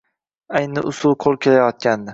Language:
Uzbek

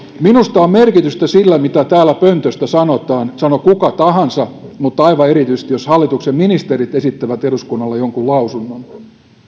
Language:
Finnish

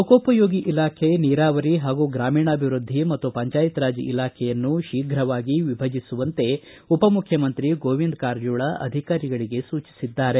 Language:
Kannada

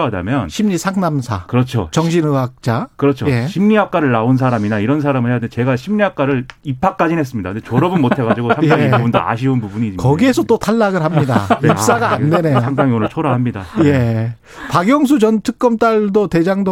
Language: Korean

